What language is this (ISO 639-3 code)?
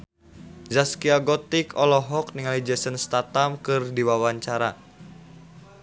sun